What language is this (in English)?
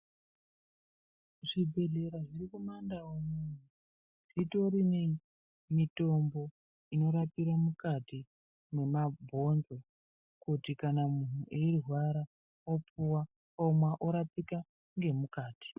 Ndau